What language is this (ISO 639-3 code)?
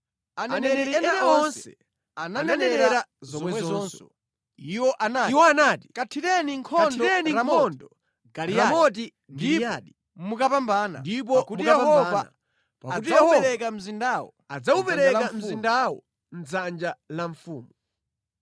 nya